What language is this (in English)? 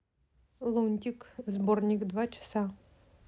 Russian